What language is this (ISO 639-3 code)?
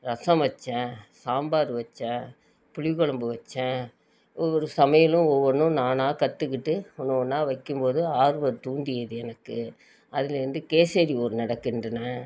tam